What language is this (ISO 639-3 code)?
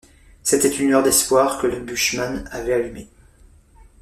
fra